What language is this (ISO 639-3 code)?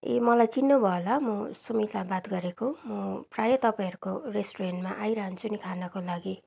nep